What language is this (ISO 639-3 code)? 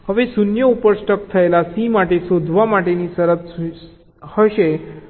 guj